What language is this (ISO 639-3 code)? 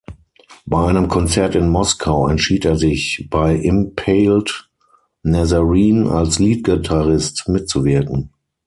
deu